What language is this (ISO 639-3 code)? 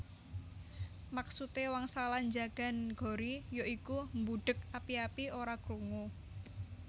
jav